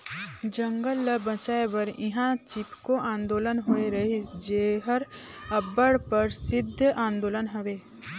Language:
Chhattisgarhi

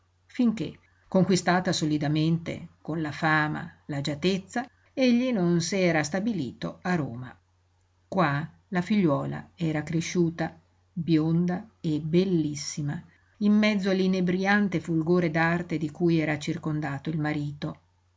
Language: Italian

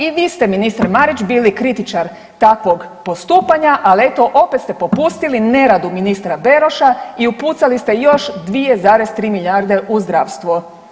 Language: Croatian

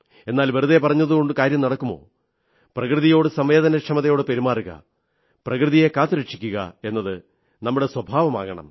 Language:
Malayalam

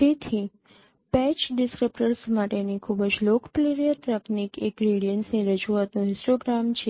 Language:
Gujarati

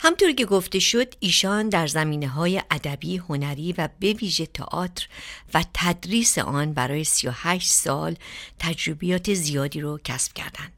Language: Persian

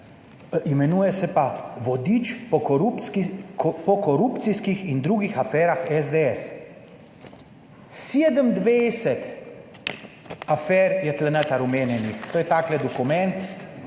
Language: Slovenian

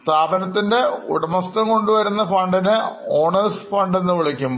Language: Malayalam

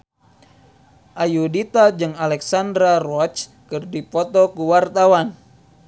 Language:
Sundanese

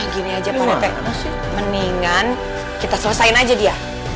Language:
Indonesian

